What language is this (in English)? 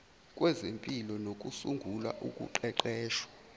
Zulu